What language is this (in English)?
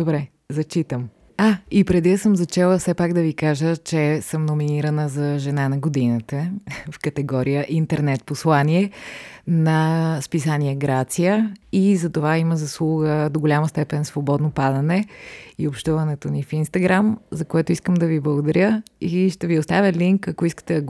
Bulgarian